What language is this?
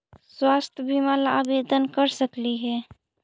Magahi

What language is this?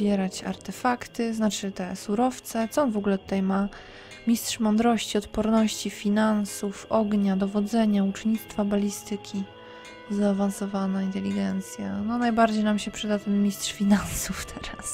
Polish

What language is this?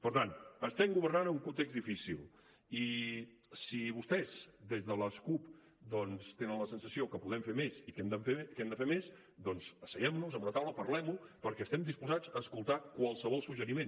Catalan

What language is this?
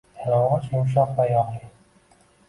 Uzbek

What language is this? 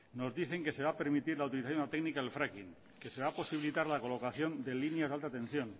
Spanish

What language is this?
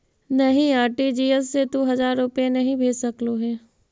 Magahi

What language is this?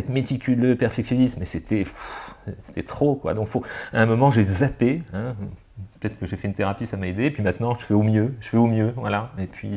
French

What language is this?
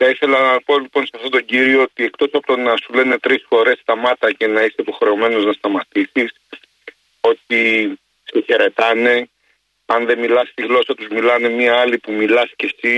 Greek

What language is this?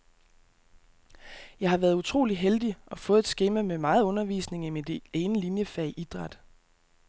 Danish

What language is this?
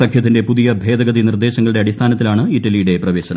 Malayalam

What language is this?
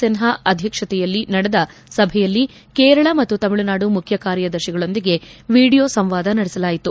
Kannada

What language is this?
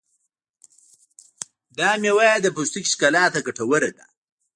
Pashto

